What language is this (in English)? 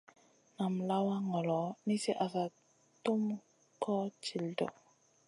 Masana